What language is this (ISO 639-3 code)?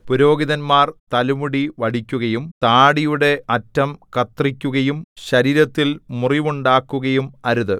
mal